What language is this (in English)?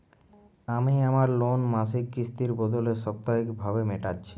Bangla